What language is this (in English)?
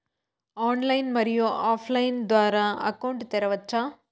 Telugu